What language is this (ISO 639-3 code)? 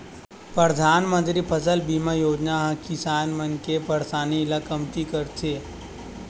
hne